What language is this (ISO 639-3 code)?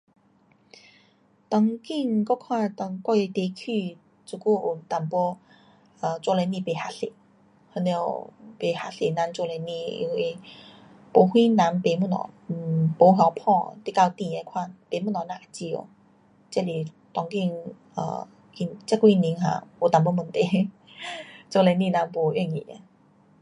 cpx